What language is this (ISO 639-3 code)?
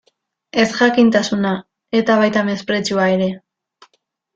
eus